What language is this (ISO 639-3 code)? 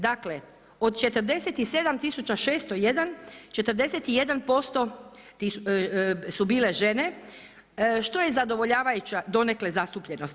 hrv